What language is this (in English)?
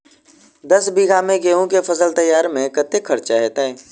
Maithili